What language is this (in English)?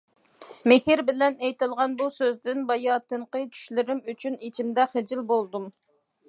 Uyghur